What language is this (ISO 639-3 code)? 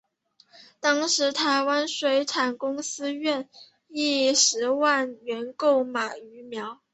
zho